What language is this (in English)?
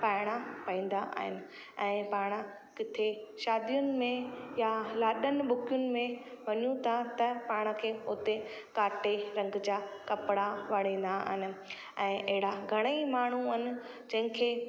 Sindhi